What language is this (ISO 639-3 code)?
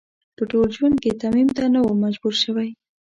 pus